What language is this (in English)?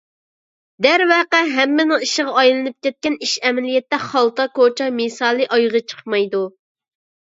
Uyghur